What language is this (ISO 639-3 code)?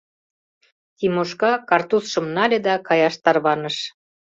chm